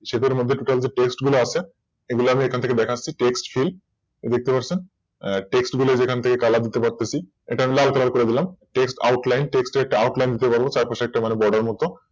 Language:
Bangla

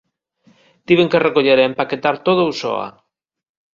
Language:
Galician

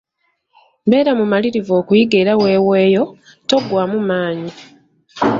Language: Ganda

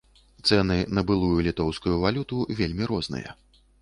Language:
Belarusian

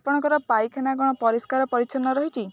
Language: Odia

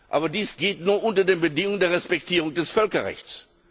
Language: German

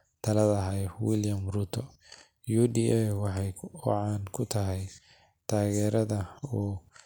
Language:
Somali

